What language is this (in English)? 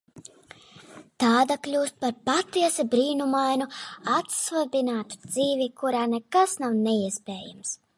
Latvian